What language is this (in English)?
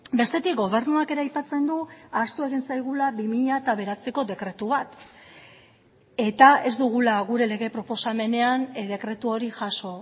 Basque